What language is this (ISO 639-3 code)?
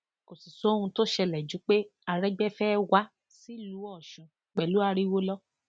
yor